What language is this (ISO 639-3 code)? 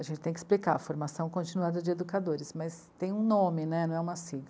por